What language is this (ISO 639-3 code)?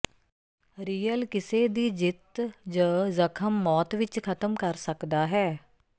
pan